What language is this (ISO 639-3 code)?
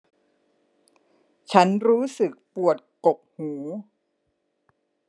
tha